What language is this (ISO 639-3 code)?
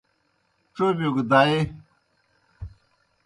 plk